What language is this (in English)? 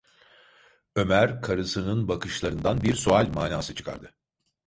Turkish